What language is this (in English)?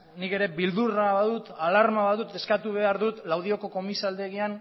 Basque